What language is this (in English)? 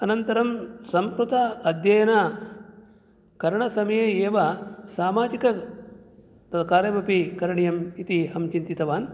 Sanskrit